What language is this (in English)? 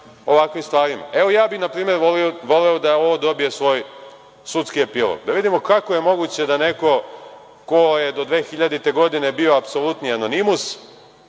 Serbian